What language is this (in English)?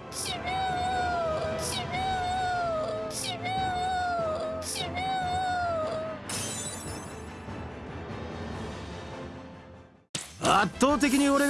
Japanese